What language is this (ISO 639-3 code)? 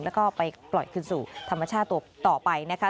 tha